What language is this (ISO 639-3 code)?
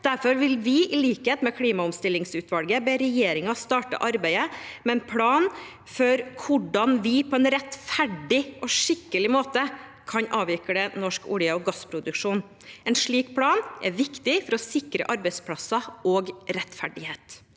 nor